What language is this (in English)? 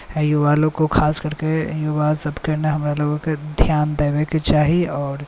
Maithili